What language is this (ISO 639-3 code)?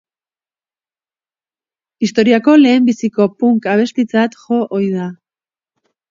eus